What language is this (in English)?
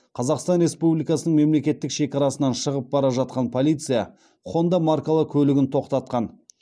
Kazakh